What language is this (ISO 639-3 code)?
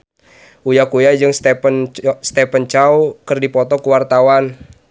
sun